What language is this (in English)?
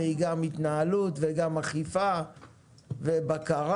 Hebrew